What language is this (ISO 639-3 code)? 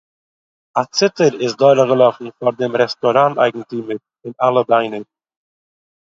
yid